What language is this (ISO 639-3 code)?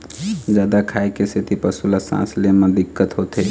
hne